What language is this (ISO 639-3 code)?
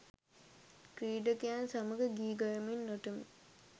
sin